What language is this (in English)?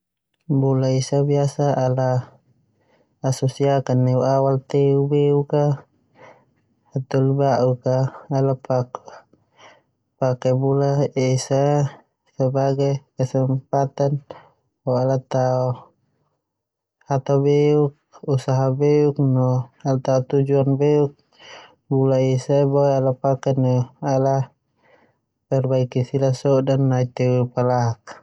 Termanu